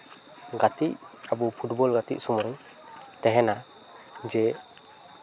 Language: Santali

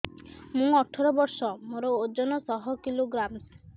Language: Odia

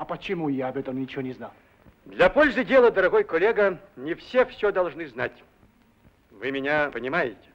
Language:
Russian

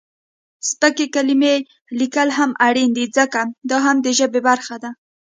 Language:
Pashto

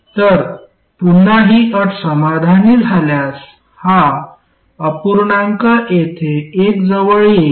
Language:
Marathi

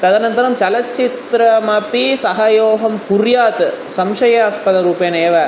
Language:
Sanskrit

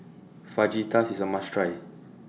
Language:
English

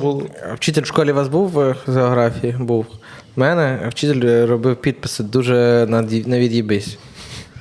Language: Ukrainian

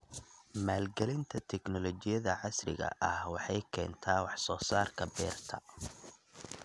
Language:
Somali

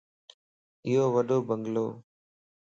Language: Lasi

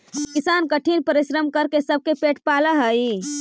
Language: Magahi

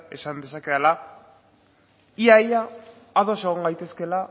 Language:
Basque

